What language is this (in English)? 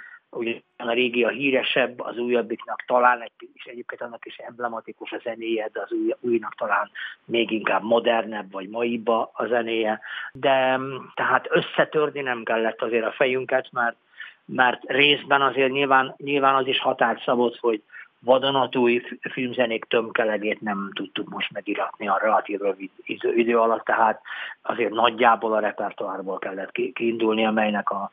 Hungarian